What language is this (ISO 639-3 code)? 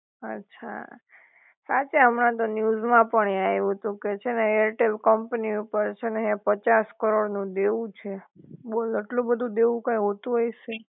guj